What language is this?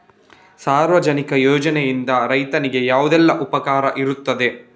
Kannada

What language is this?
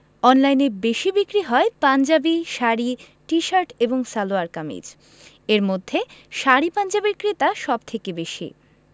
Bangla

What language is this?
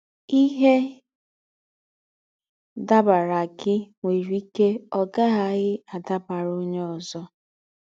Igbo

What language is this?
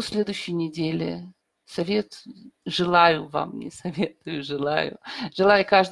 Russian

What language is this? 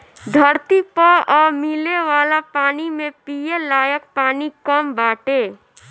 Bhojpuri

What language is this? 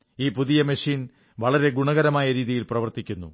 Malayalam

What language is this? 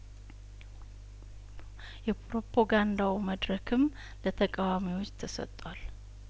Amharic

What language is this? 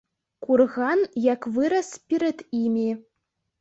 Belarusian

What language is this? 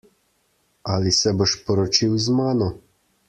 Slovenian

